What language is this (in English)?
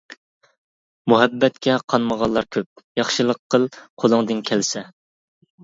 Uyghur